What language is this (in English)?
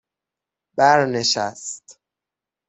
Persian